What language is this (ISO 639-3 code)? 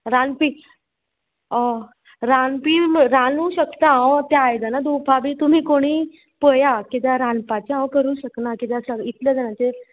kok